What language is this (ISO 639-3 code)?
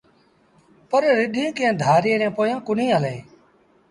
sbn